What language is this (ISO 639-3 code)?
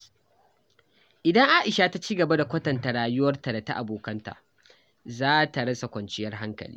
hau